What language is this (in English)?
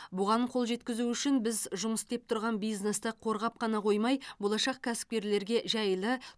Kazakh